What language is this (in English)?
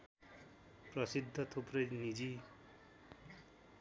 Nepali